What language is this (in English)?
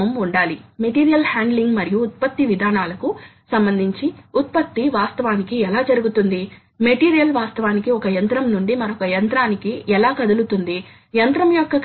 Telugu